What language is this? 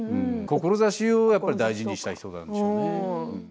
Japanese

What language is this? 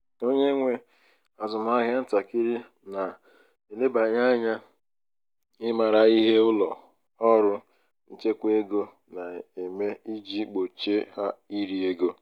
Igbo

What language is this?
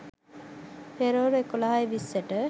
Sinhala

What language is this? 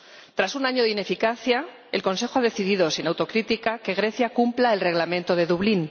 Spanish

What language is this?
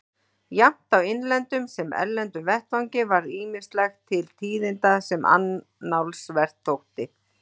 Icelandic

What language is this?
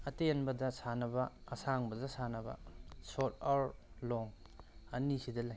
Manipuri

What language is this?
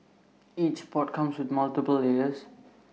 English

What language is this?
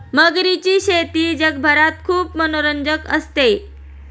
Marathi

